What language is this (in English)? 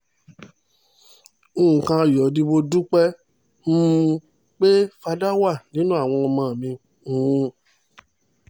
Yoruba